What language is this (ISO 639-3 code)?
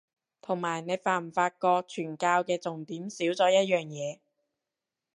yue